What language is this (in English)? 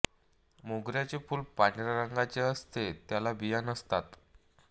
Marathi